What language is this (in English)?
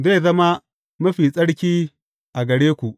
Hausa